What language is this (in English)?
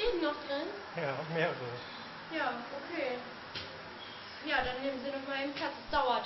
German